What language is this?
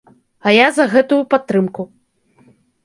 Belarusian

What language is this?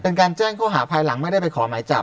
Thai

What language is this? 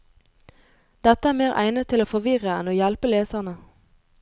Norwegian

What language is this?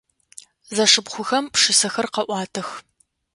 Adyghe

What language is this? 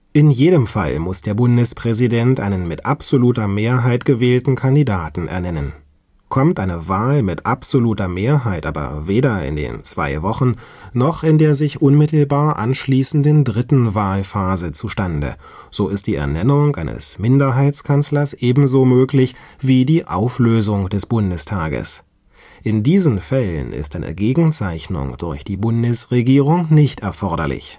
German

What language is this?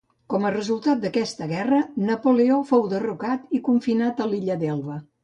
Catalan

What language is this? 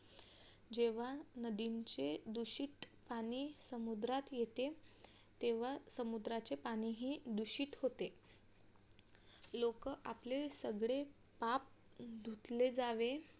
Marathi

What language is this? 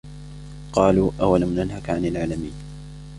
Arabic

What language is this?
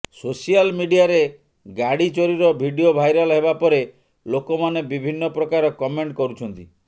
Odia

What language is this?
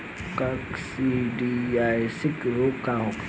Bhojpuri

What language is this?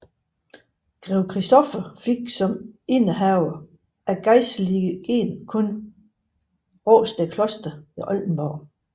Danish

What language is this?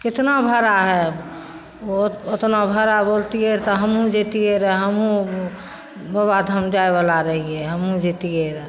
Maithili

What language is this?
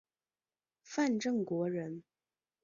Chinese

